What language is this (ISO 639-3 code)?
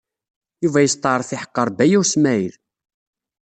kab